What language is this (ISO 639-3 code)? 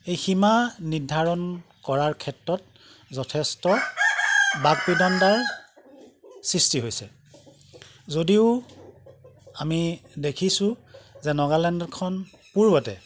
asm